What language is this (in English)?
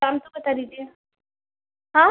Hindi